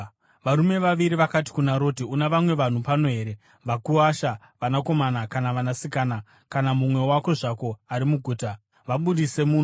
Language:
Shona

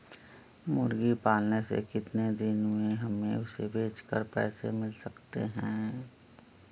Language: Magahi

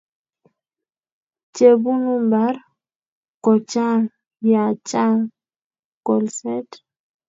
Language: Kalenjin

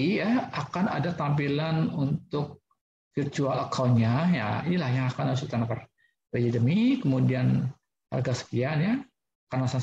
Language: Indonesian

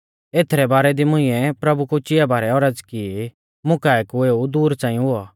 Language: Mahasu Pahari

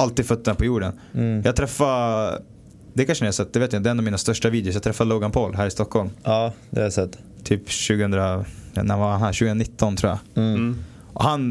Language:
Swedish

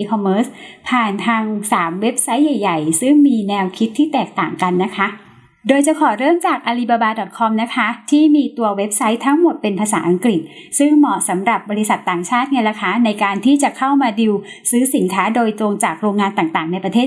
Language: Thai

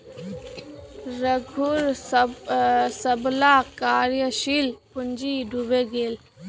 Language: Magahi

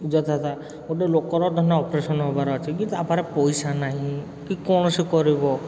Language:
Odia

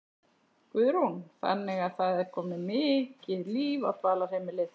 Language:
Icelandic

